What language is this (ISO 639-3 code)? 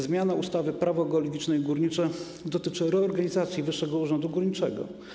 pol